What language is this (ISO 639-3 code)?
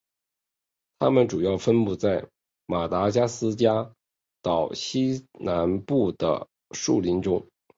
zho